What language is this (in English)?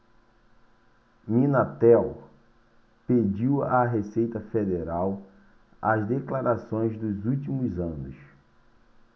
Portuguese